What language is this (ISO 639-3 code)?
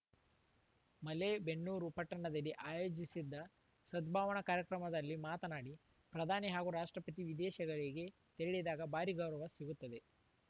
kan